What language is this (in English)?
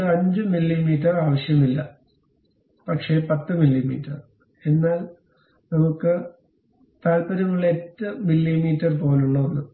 Malayalam